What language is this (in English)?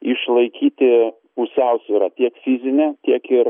Lithuanian